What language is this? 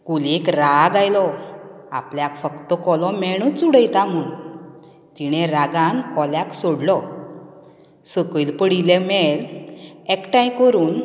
Konkani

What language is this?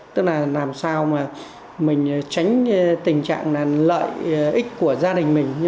Vietnamese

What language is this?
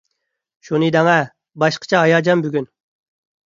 Uyghur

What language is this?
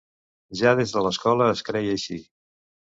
Catalan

